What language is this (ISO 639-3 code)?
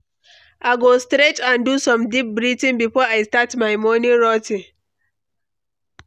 pcm